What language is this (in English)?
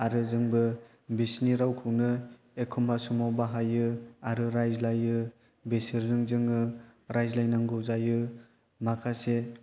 Bodo